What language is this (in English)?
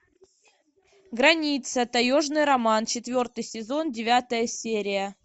Russian